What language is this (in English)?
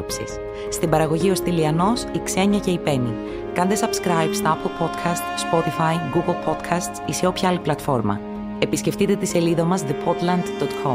Greek